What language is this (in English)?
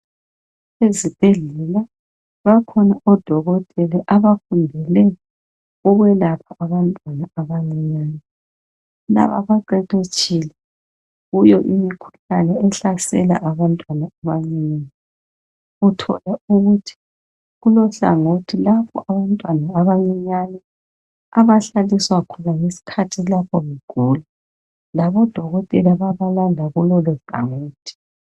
North Ndebele